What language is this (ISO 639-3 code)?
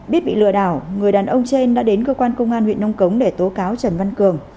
vie